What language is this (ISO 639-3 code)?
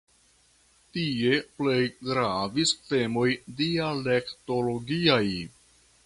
epo